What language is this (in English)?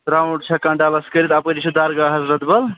Kashmiri